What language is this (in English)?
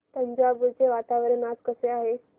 Marathi